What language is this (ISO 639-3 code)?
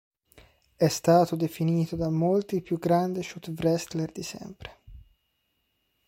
ita